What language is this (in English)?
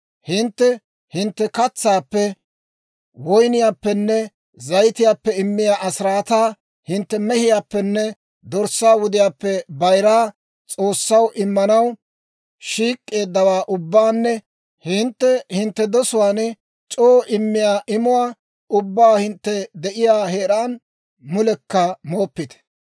Dawro